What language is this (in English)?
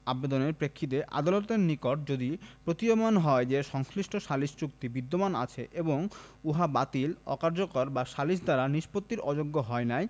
Bangla